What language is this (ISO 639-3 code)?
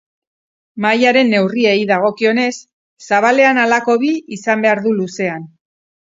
eus